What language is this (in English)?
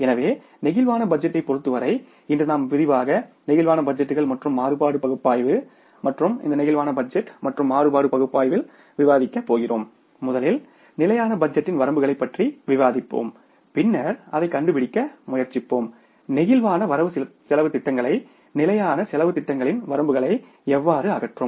Tamil